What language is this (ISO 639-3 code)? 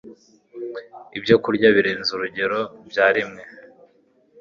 kin